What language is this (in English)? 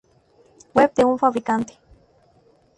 Spanish